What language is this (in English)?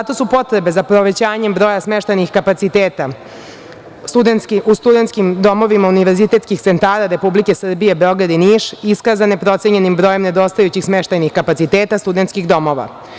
Serbian